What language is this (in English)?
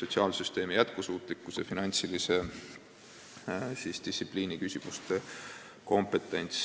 Estonian